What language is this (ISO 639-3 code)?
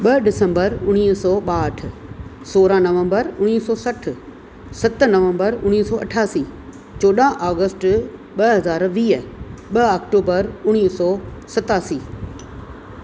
snd